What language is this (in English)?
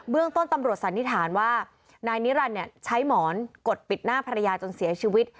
Thai